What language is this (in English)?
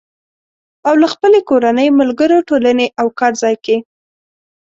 Pashto